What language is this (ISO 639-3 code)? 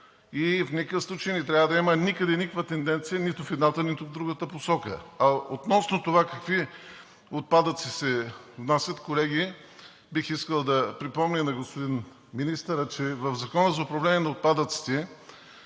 bul